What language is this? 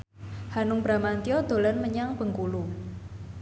Javanese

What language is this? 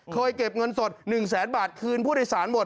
Thai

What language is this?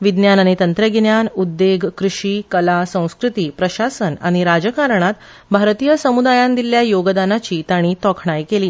Konkani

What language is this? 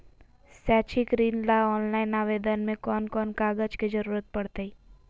Magahi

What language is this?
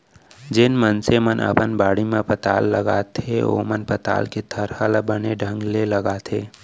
Chhattisgarhi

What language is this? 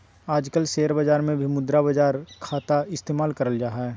Magahi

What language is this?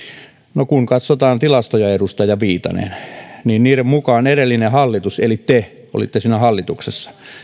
Finnish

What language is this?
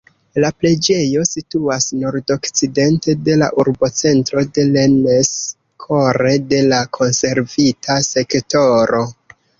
Esperanto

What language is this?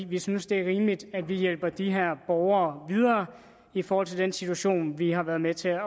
Danish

